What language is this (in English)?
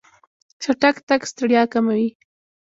Pashto